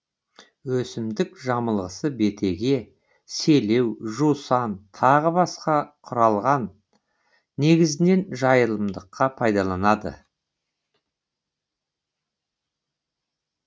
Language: Kazakh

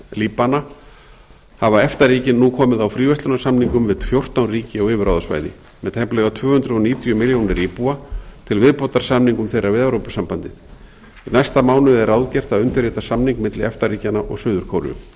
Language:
Icelandic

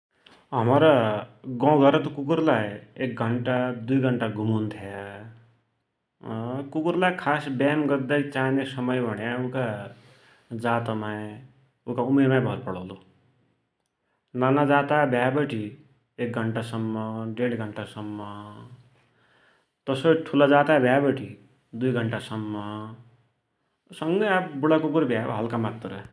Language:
Dotyali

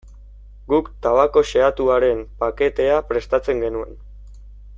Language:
Basque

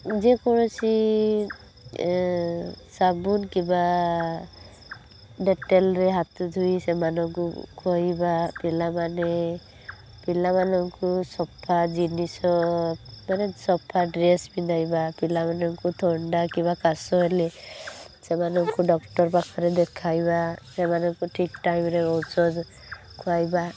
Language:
Odia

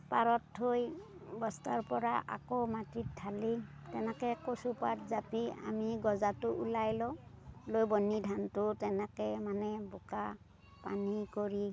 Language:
Assamese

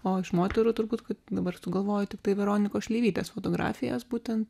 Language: Lithuanian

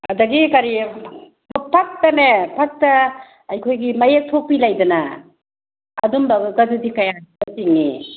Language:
Manipuri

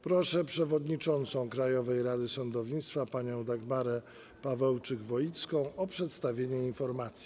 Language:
Polish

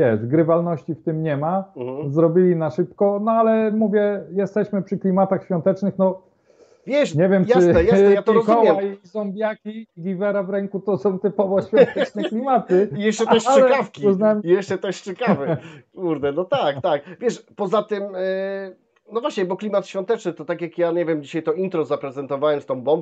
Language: Polish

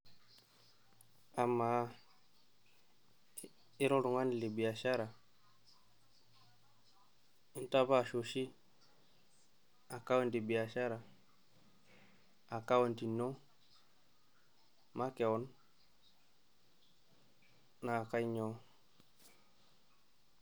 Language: Masai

